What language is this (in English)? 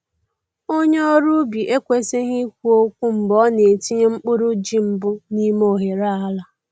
Igbo